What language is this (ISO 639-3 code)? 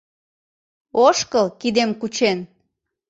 chm